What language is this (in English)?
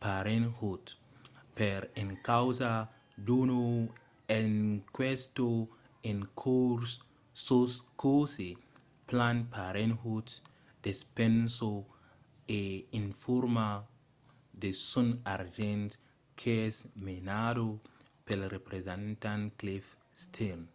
Occitan